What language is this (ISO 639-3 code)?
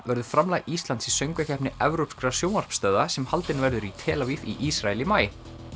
isl